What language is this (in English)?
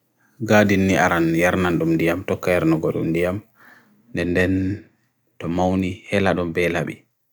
Bagirmi Fulfulde